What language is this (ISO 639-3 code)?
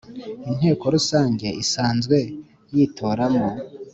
kin